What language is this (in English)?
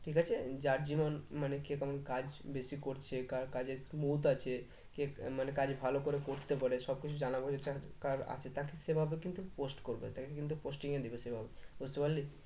Bangla